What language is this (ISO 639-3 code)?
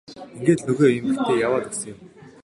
mon